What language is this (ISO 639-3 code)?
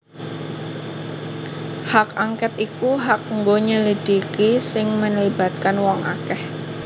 jav